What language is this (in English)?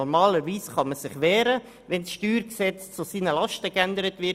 Swiss German